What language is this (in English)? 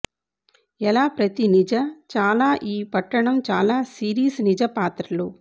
Telugu